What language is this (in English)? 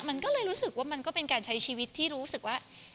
Thai